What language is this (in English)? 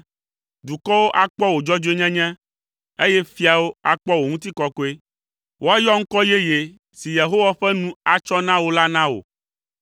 Ewe